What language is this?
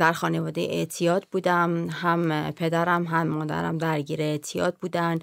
Persian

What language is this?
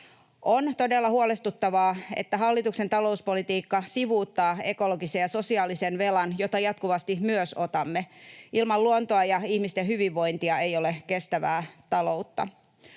Finnish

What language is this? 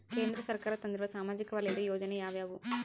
Kannada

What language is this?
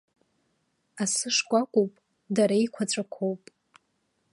Abkhazian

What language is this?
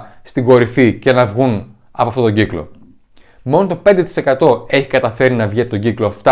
Greek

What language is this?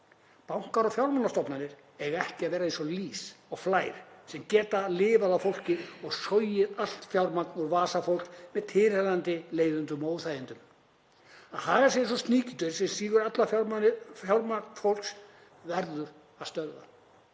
Icelandic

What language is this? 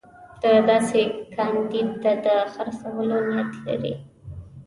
Pashto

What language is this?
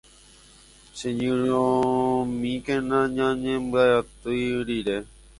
Guarani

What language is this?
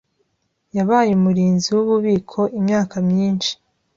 Kinyarwanda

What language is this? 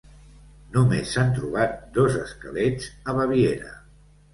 Catalan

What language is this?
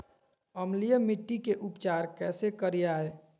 Magahi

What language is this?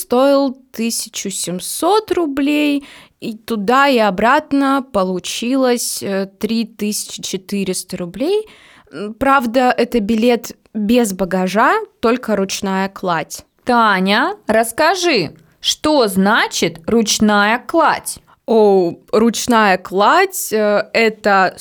Russian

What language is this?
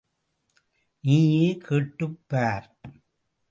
Tamil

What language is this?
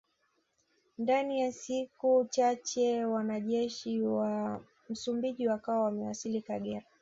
Swahili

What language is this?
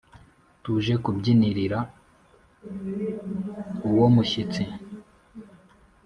Kinyarwanda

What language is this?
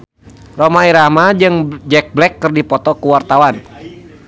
Sundanese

